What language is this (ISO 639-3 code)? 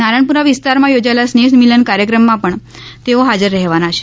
guj